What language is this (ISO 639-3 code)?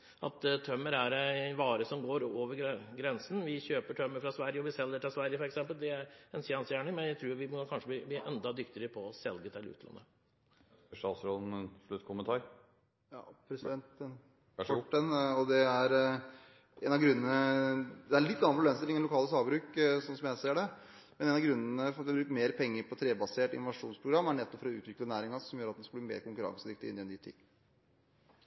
nor